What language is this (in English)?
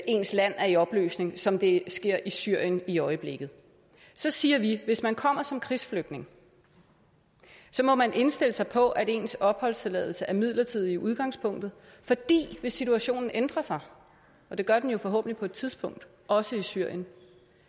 Danish